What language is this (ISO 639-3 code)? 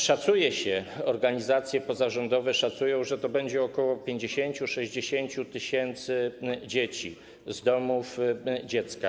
pol